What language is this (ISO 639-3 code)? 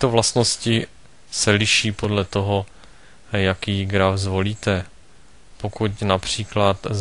ces